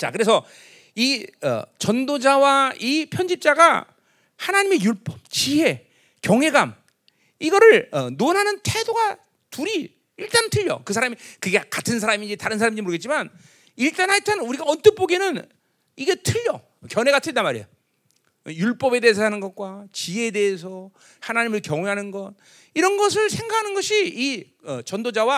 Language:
Korean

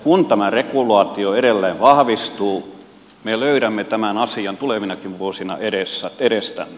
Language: Finnish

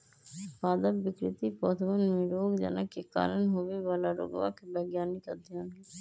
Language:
Magahi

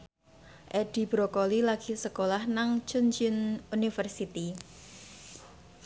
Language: Javanese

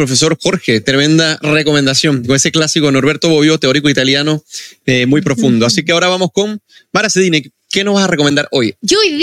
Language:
Spanish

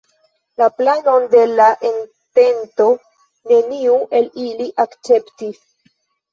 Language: Esperanto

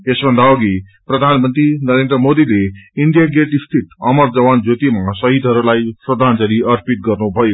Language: Nepali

